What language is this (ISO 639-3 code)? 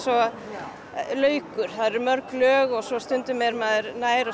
isl